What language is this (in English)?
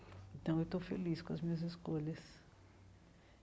Portuguese